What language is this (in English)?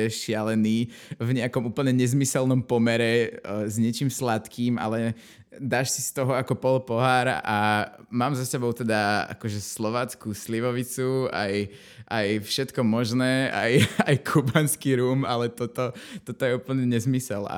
Slovak